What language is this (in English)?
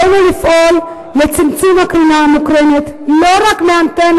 Hebrew